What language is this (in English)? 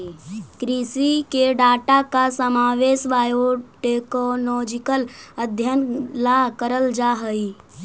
Magahi